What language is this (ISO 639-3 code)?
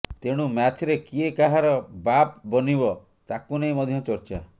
ori